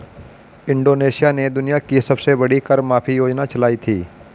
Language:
Hindi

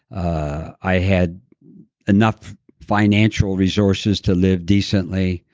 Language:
English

